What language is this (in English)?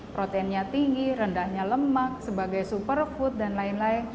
Indonesian